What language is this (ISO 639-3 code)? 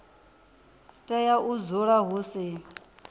ven